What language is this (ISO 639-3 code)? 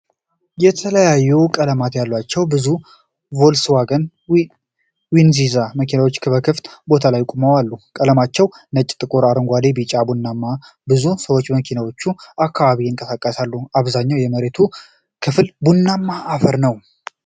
amh